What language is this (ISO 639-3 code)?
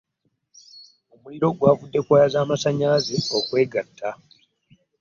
lug